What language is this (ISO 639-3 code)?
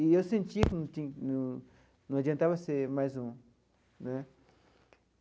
por